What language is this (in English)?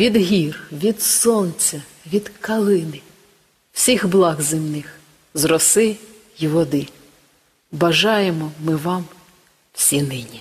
Ukrainian